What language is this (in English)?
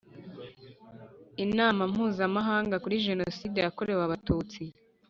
Kinyarwanda